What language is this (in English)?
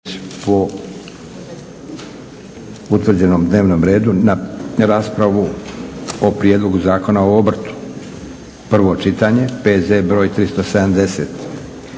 Croatian